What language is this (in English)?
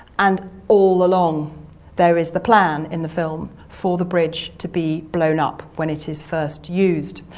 English